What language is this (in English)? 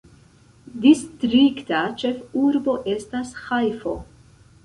Esperanto